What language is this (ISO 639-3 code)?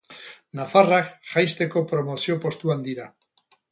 eus